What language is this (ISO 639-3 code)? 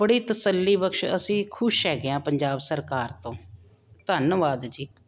pan